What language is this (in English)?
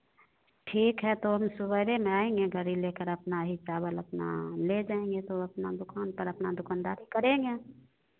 Hindi